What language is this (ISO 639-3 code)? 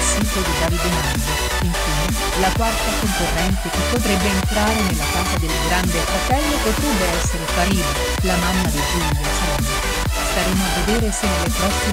ita